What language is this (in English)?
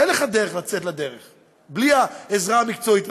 Hebrew